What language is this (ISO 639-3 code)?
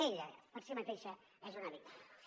cat